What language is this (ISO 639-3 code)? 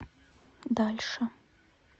rus